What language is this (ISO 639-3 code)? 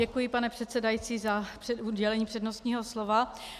ces